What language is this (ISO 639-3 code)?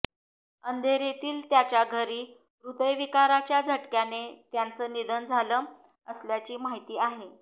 mar